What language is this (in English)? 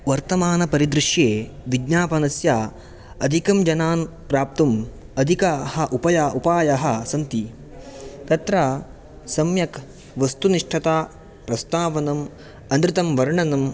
Sanskrit